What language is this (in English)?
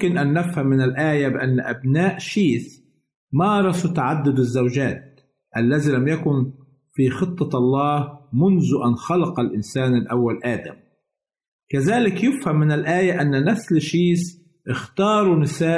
Arabic